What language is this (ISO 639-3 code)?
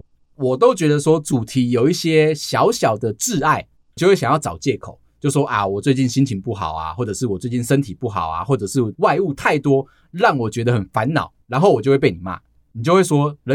zho